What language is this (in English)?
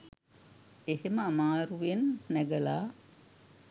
Sinhala